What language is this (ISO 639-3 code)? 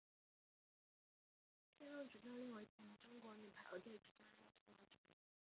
zho